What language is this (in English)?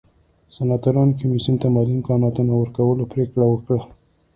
Pashto